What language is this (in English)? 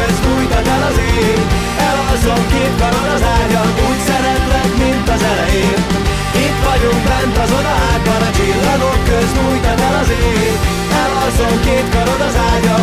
Hungarian